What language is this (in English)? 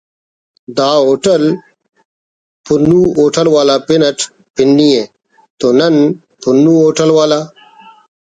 Brahui